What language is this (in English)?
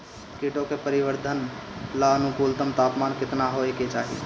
Bhojpuri